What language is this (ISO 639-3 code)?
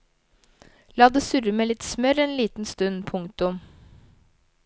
nor